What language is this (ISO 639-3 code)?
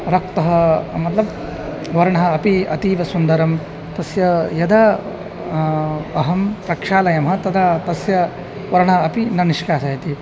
san